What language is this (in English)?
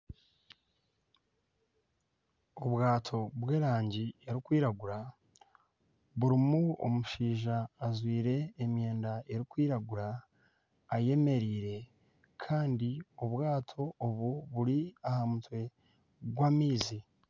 Nyankole